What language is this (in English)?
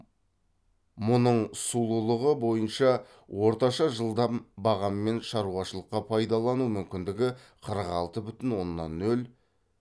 Kazakh